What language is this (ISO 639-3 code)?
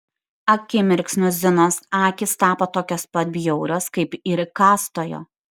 lit